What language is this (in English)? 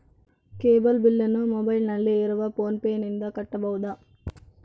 Kannada